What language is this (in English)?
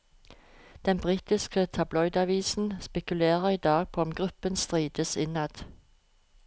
Norwegian